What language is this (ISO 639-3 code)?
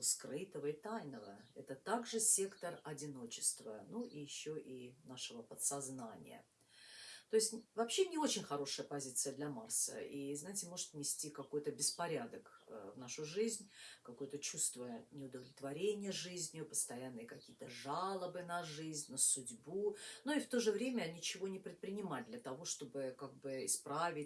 rus